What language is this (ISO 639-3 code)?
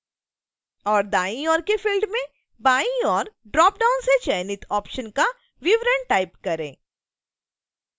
hin